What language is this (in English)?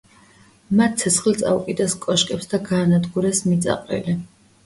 Georgian